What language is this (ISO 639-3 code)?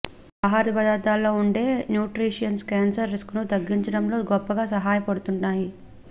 tel